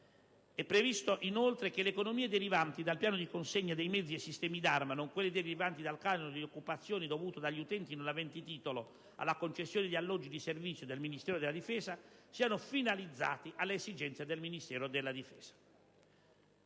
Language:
Italian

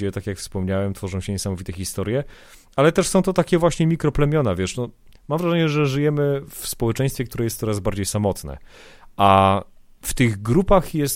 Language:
Polish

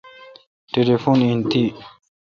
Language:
Kalkoti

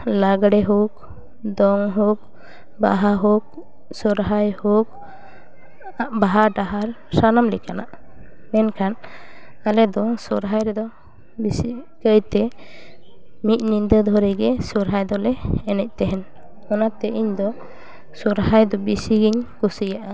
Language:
Santali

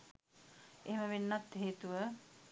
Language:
Sinhala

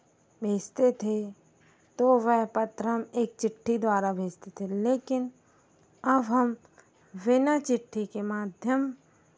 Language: Hindi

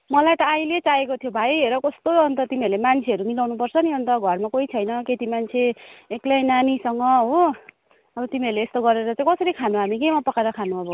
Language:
Nepali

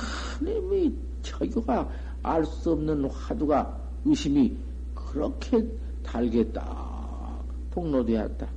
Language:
Korean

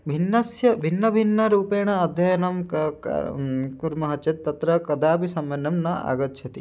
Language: Sanskrit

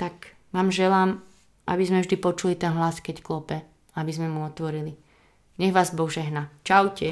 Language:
Slovak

